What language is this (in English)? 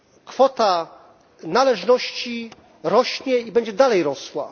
Polish